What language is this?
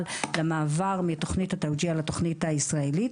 Hebrew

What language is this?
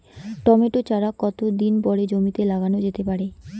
Bangla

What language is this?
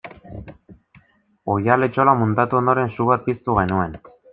Basque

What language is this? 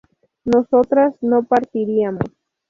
Spanish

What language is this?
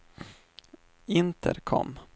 Swedish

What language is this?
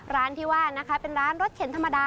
Thai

